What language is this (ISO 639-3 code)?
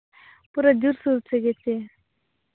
sat